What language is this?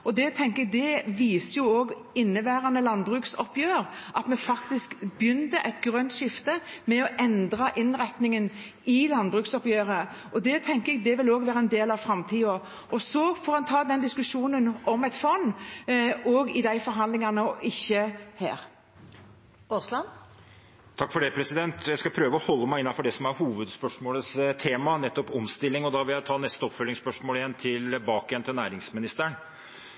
Norwegian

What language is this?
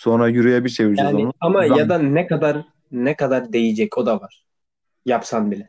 Turkish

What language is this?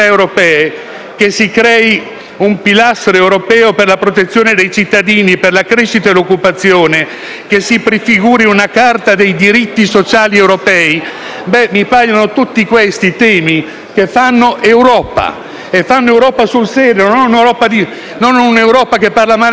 Italian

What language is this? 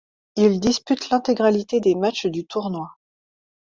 French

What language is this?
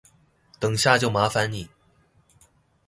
Chinese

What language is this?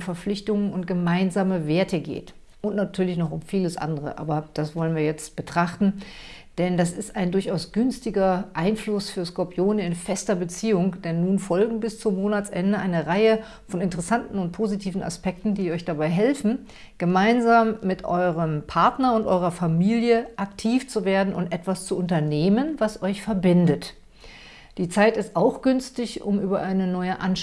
German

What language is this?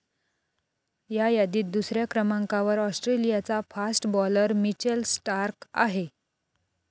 Marathi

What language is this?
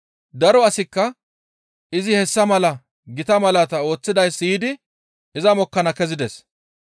Gamo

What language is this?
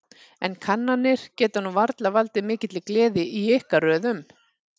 Icelandic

